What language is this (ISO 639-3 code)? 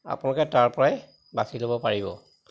asm